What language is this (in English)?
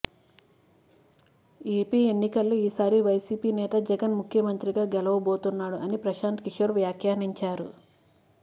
Telugu